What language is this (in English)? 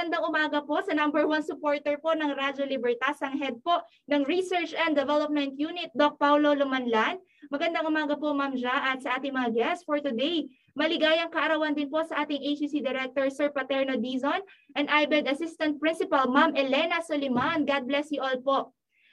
Filipino